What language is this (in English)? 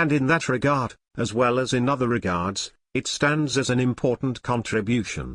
English